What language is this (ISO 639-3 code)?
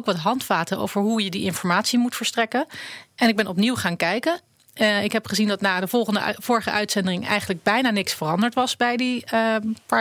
nld